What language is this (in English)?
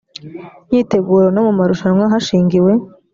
Kinyarwanda